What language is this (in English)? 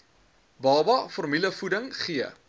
Afrikaans